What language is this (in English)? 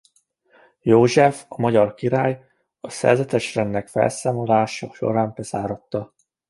Hungarian